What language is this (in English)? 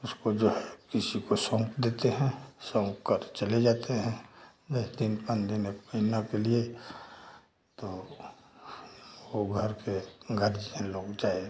Hindi